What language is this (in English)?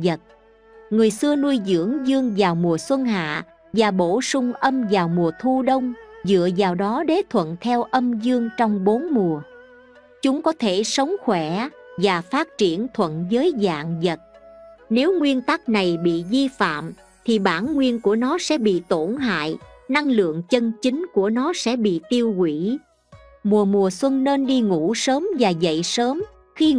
Vietnamese